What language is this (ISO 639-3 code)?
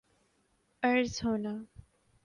urd